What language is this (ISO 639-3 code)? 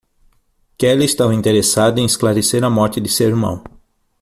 por